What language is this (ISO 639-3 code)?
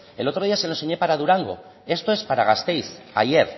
spa